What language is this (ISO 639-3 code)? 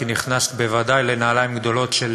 heb